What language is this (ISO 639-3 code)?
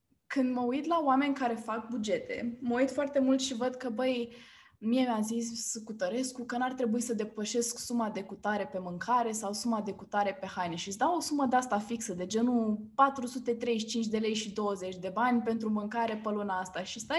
ron